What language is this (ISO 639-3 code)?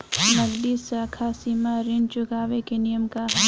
bho